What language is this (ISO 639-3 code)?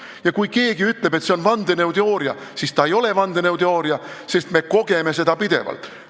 est